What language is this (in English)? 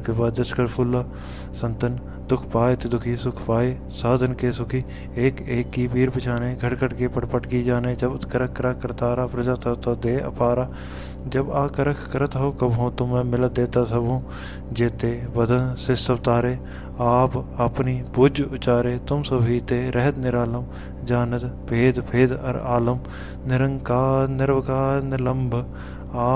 Punjabi